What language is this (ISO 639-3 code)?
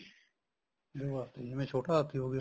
pan